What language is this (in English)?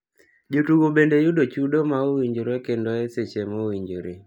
Luo (Kenya and Tanzania)